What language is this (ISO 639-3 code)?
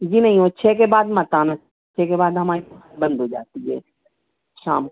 hin